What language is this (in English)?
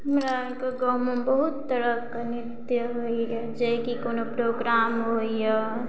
Maithili